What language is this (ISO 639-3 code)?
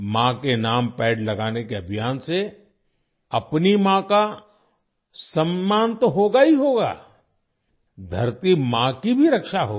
hin